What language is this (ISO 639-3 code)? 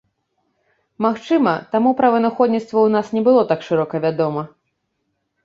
bel